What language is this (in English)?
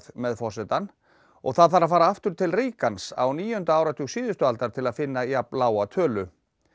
Icelandic